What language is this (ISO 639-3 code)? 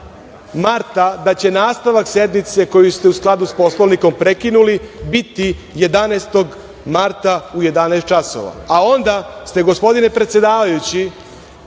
srp